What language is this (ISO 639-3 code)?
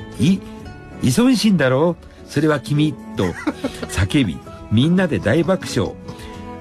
jpn